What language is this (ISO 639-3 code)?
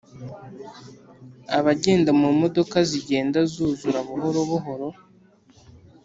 kin